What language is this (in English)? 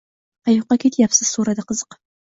Uzbek